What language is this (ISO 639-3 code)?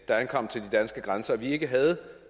dan